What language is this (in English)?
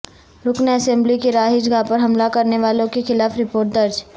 Urdu